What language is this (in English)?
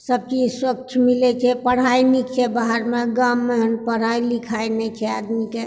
Maithili